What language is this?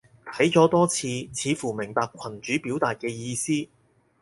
Cantonese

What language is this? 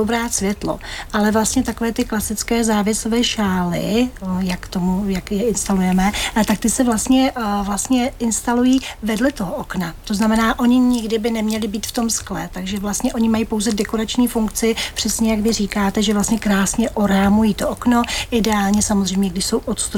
Czech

